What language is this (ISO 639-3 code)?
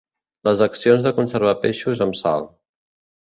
cat